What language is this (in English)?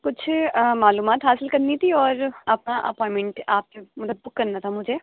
Urdu